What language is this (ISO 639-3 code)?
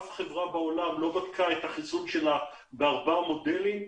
heb